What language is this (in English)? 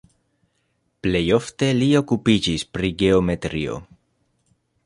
Esperanto